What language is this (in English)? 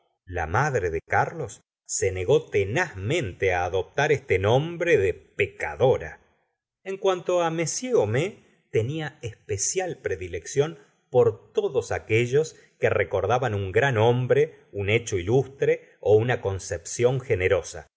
Spanish